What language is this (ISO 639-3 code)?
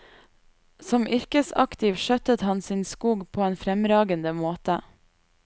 nor